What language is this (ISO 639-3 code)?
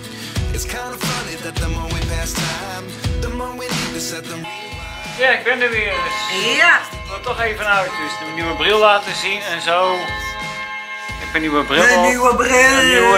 nld